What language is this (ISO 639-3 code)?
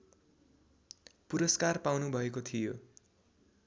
nep